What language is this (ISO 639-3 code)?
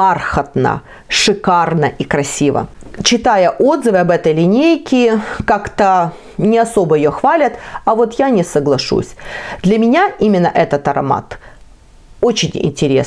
rus